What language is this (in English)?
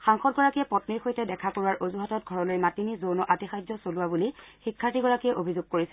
Assamese